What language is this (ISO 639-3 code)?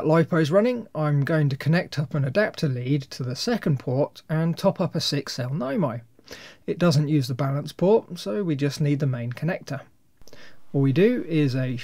eng